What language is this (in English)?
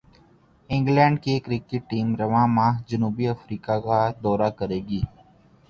Urdu